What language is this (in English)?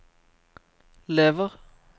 Norwegian